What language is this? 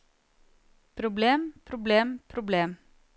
Norwegian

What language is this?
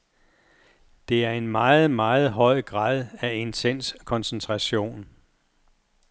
Danish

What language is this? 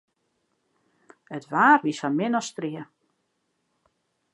Western Frisian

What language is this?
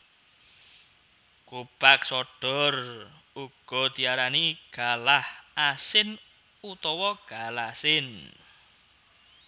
Javanese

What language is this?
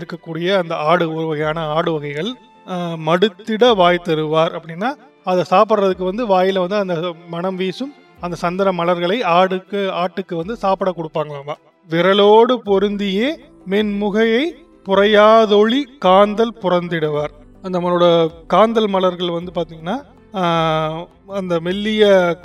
Tamil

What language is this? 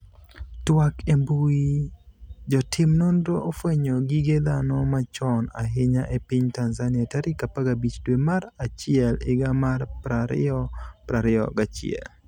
Luo (Kenya and Tanzania)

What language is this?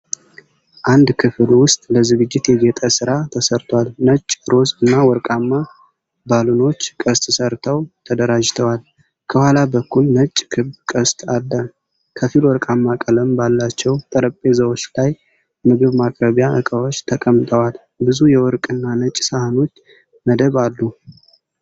Amharic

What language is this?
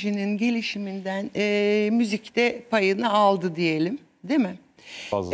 Turkish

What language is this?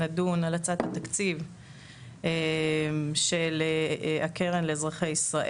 Hebrew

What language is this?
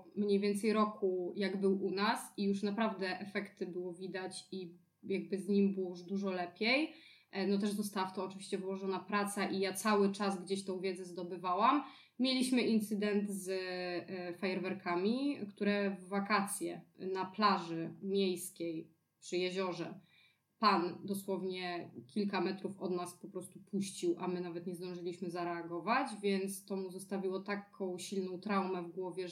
Polish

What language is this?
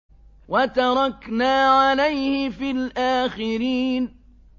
Arabic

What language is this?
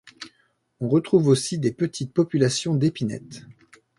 French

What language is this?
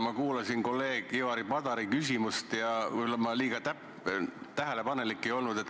Estonian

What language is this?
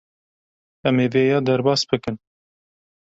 Kurdish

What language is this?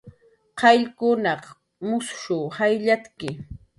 Jaqaru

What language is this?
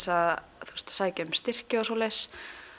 Icelandic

